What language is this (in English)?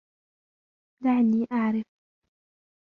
Arabic